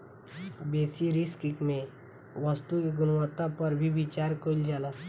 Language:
Bhojpuri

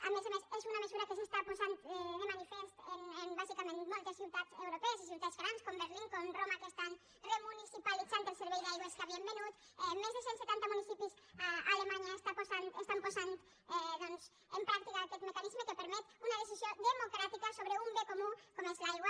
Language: Catalan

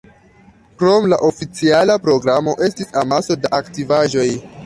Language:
Esperanto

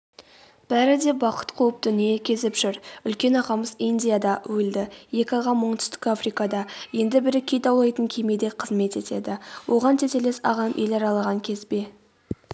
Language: Kazakh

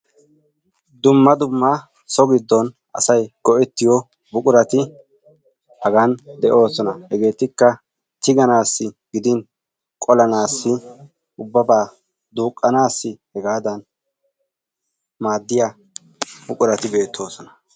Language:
Wolaytta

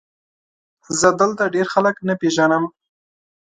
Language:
Pashto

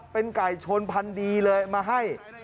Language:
Thai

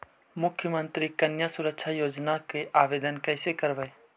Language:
Magahi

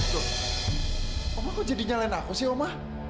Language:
Indonesian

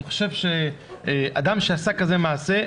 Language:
Hebrew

